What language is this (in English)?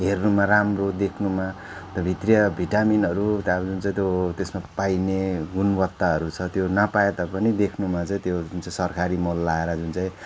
Nepali